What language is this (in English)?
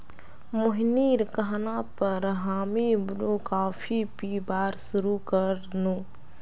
Magahi